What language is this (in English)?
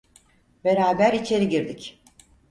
Turkish